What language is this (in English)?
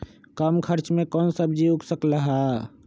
Magahi